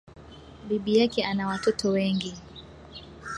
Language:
Swahili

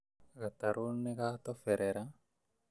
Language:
Kikuyu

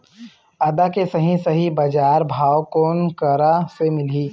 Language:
Chhattisgarhi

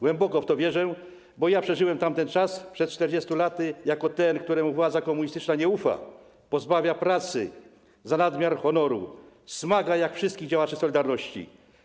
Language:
Polish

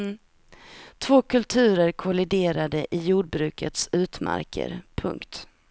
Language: Swedish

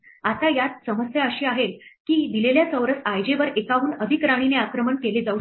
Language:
Marathi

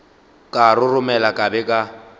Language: Northern Sotho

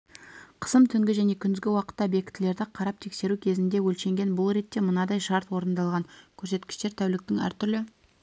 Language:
Kazakh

